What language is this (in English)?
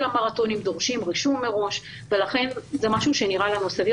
Hebrew